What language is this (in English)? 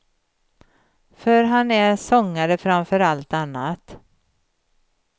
Swedish